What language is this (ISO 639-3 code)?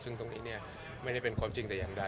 tha